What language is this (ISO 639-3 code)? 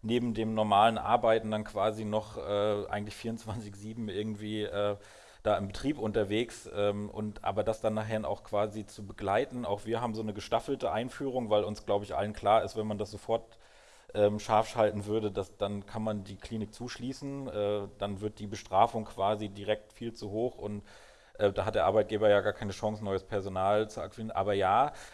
deu